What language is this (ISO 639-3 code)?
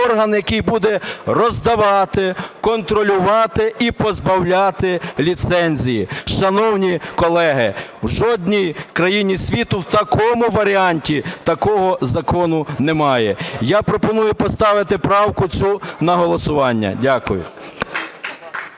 ukr